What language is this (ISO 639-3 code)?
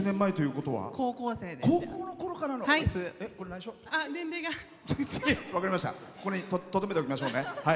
jpn